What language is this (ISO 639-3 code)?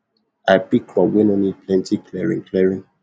pcm